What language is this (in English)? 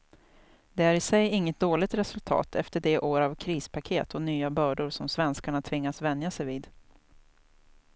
Swedish